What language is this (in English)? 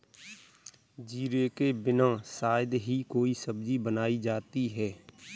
Hindi